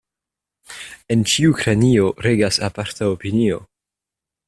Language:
Esperanto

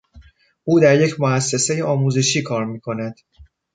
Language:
Persian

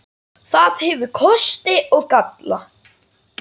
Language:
Icelandic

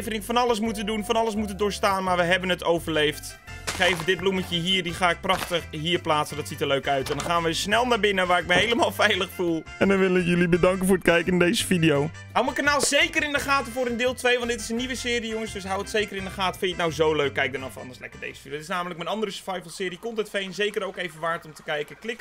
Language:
Dutch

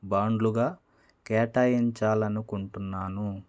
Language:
Telugu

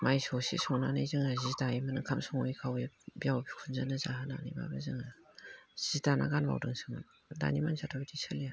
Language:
Bodo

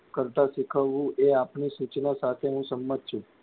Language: Gujarati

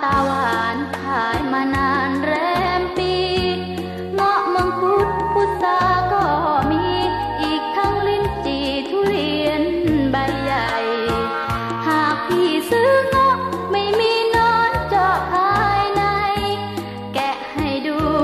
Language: Thai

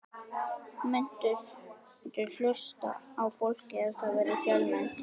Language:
Icelandic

